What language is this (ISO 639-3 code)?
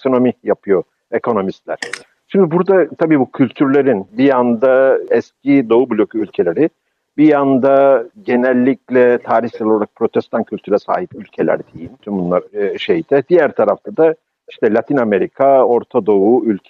tur